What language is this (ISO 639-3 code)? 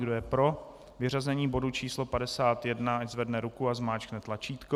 ces